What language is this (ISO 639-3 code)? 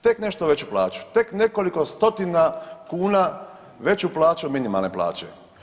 hrv